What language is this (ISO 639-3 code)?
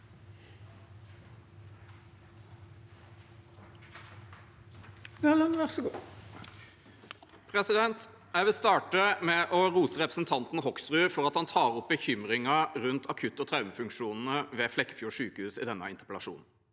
nor